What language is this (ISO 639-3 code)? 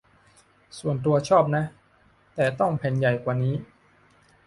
tha